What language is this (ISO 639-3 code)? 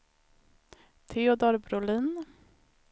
swe